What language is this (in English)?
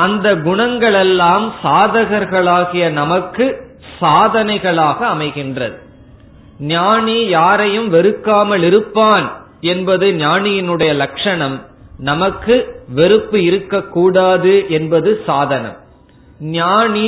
Tamil